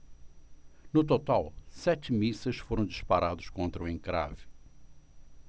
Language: Portuguese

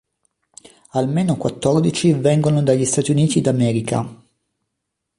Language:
Italian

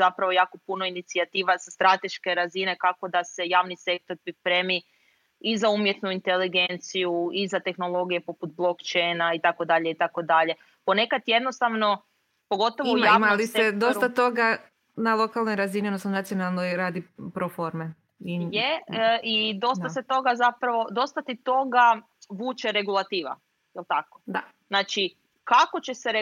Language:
Croatian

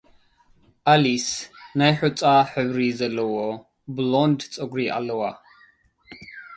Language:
Tigrinya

